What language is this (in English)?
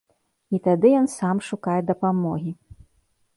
Belarusian